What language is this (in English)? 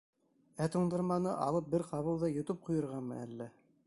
Bashkir